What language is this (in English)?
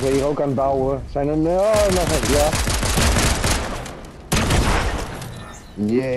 Dutch